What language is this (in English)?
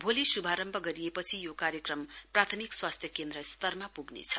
Nepali